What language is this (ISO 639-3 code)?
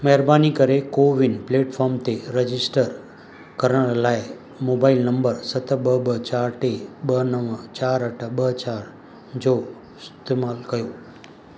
snd